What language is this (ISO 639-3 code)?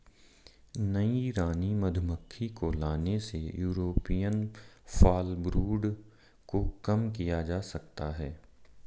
hin